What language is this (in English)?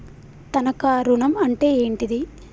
Telugu